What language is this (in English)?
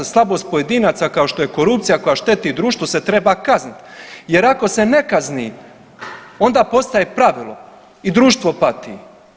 Croatian